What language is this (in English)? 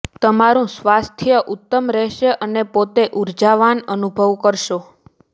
Gujarati